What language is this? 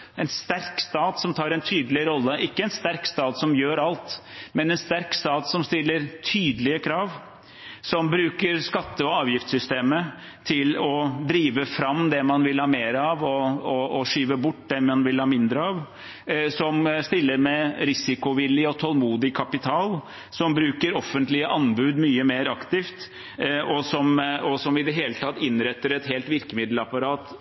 Norwegian Bokmål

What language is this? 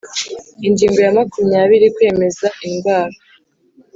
Kinyarwanda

